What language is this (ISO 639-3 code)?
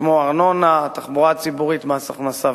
heb